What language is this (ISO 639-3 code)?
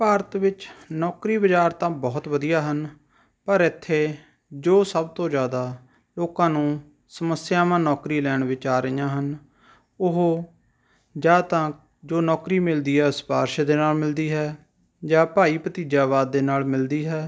pan